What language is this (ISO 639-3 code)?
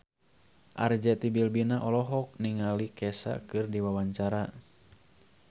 sun